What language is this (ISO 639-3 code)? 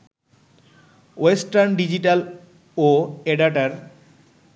ben